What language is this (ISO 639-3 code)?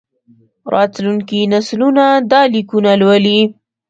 pus